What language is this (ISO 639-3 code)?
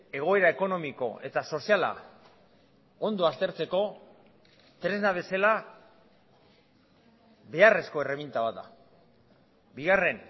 eus